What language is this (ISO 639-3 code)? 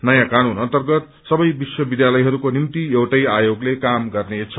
nep